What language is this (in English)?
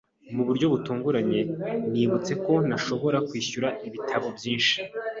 Kinyarwanda